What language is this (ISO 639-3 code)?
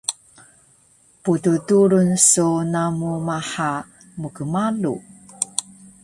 trv